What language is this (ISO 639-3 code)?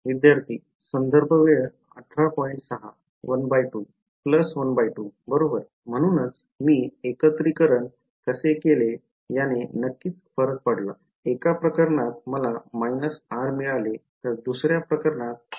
mar